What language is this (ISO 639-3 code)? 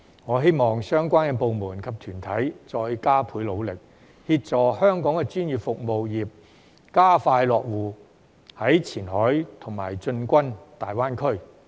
yue